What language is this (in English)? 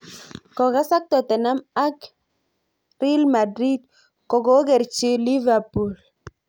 Kalenjin